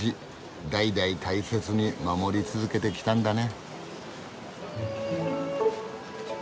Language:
Japanese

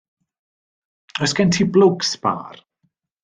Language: Welsh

